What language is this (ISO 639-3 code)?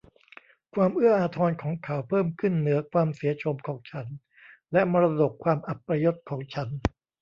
tha